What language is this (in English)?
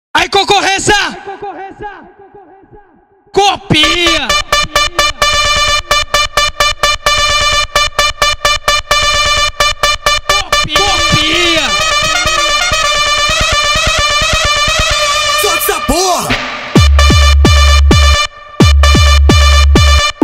Portuguese